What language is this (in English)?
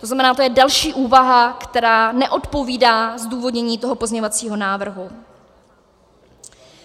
Czech